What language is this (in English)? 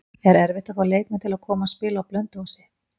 Icelandic